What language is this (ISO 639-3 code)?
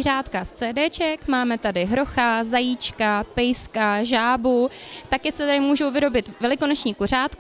ces